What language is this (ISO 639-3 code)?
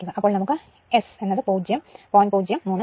mal